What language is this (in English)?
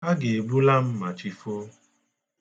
Igbo